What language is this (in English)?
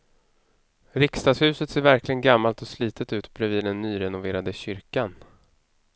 Swedish